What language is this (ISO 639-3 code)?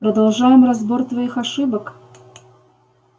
rus